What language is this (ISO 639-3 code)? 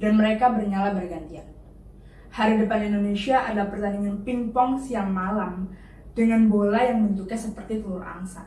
ind